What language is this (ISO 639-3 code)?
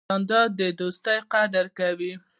pus